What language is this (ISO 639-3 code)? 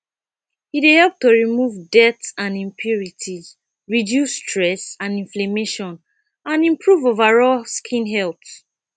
pcm